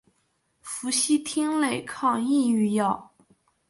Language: Chinese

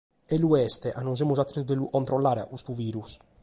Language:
Sardinian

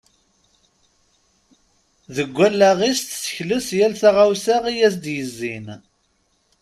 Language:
Kabyle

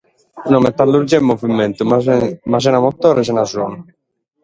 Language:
Sardinian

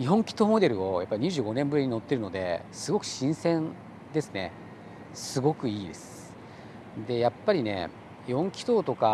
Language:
Japanese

